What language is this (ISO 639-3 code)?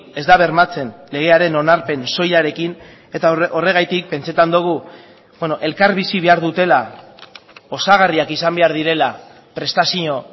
eus